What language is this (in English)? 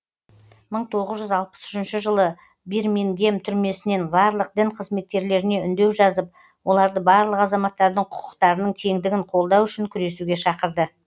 Kazakh